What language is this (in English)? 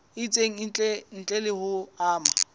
Southern Sotho